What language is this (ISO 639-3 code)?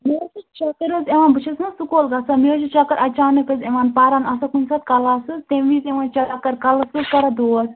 kas